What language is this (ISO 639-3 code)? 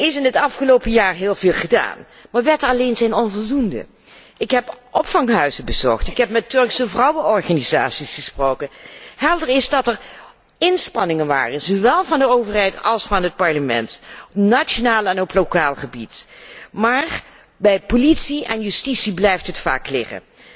nld